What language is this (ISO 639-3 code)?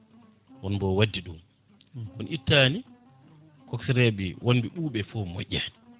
ful